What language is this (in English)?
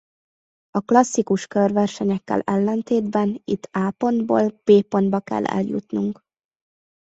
Hungarian